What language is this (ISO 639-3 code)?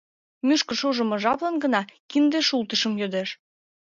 chm